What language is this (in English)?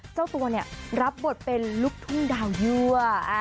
Thai